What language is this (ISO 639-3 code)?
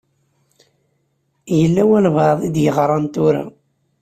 kab